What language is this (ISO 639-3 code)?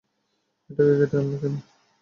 ben